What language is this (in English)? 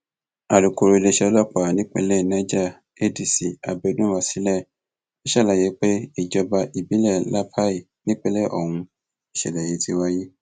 Yoruba